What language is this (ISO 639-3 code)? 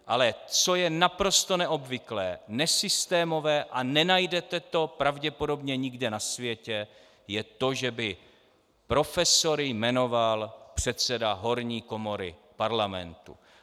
ces